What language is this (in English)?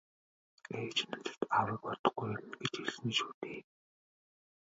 Mongolian